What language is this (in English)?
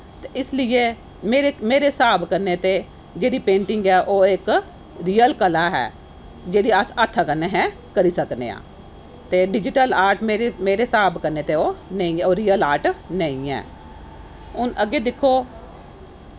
Dogri